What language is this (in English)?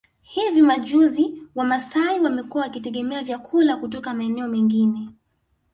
Swahili